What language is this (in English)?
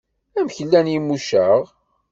Kabyle